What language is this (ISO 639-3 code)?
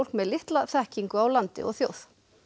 isl